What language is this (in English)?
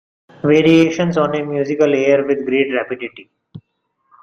English